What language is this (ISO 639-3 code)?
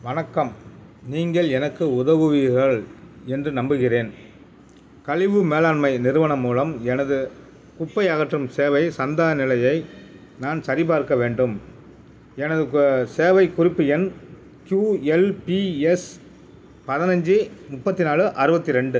tam